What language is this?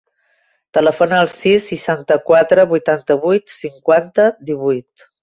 Catalan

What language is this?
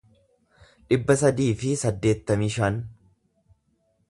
Oromo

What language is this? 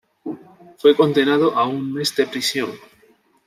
Spanish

